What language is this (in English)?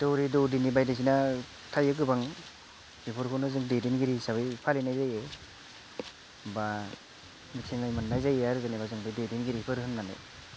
Bodo